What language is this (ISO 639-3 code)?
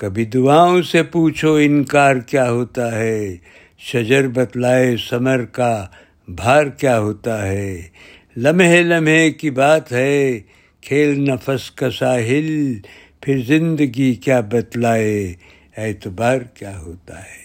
urd